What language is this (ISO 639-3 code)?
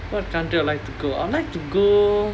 eng